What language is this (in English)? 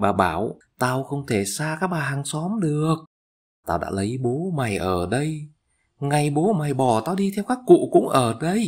Vietnamese